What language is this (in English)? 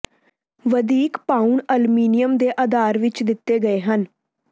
Punjabi